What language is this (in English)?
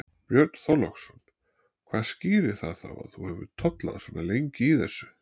Icelandic